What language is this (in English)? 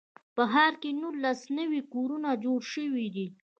Pashto